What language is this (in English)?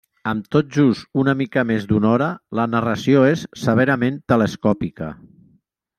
Catalan